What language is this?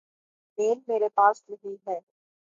Urdu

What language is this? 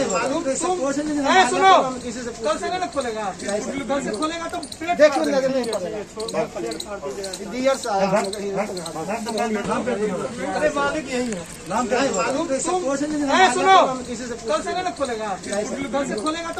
Turkish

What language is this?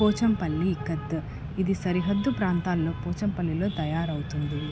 Telugu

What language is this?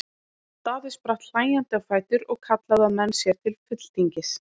Icelandic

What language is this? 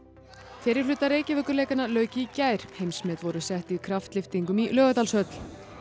Icelandic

